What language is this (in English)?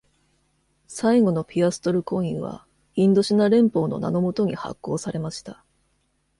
Japanese